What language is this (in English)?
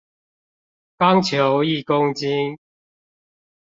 Chinese